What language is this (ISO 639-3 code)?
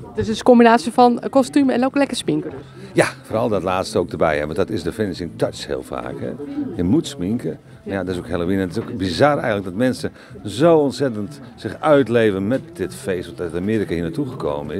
nld